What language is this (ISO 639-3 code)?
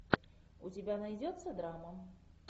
rus